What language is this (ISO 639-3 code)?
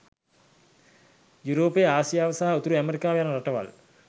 sin